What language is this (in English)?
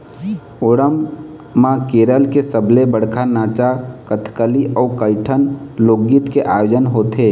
Chhattisgarhi